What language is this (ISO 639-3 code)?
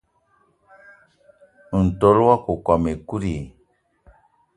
eto